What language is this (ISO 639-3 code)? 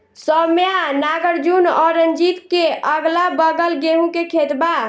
bho